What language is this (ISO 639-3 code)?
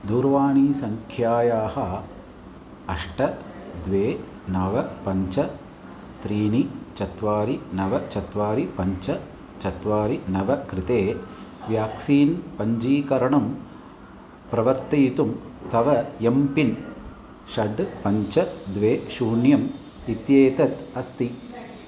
san